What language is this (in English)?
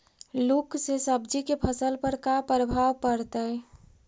Magahi